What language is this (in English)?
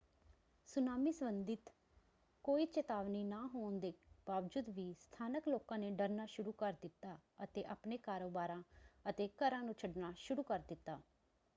Punjabi